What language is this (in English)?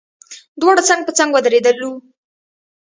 Pashto